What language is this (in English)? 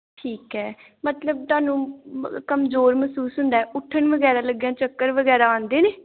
Punjabi